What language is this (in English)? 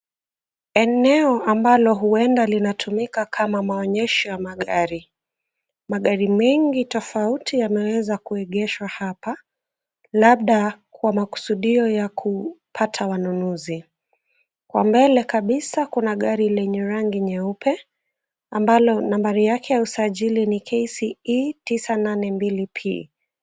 Swahili